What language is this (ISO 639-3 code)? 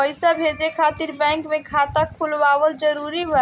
bho